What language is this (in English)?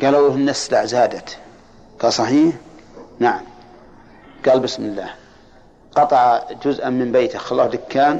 Arabic